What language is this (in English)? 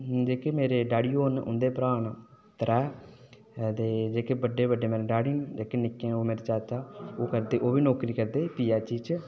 Dogri